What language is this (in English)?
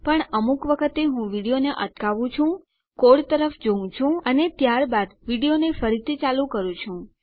Gujarati